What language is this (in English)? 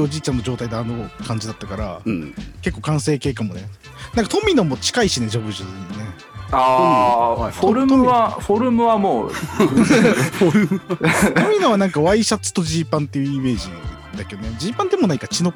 Japanese